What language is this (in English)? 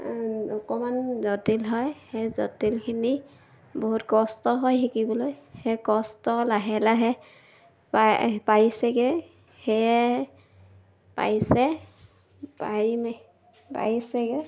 Assamese